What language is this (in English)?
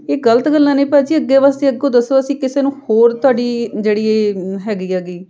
Punjabi